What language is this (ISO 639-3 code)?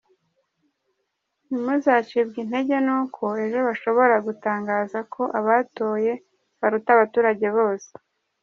kin